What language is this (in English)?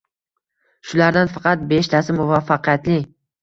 Uzbek